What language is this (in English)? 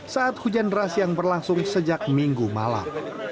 Indonesian